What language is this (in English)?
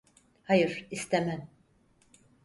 Turkish